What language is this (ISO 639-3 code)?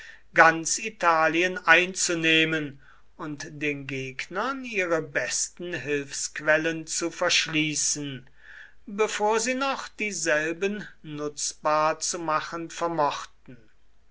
deu